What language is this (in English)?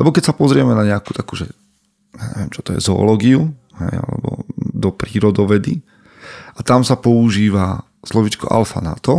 Slovak